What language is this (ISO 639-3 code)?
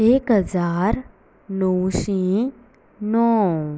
kok